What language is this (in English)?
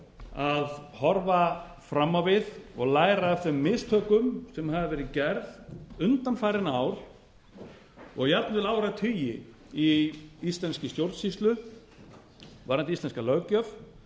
Icelandic